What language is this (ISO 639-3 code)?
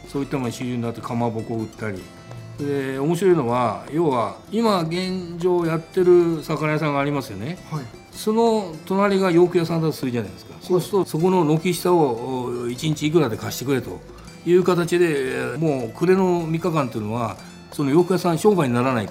jpn